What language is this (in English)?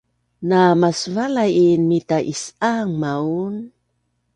Bunun